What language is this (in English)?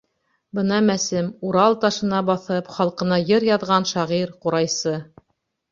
Bashkir